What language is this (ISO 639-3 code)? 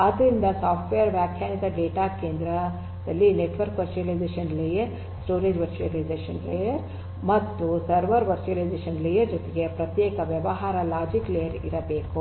kan